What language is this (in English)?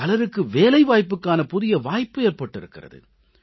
Tamil